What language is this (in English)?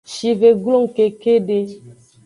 Aja (Benin)